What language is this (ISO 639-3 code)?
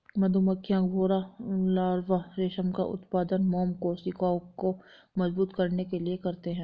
hin